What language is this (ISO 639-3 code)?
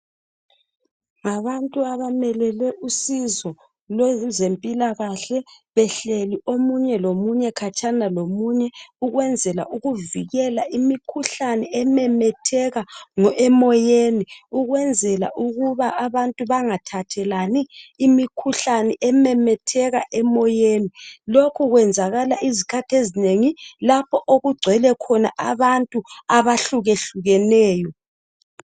nde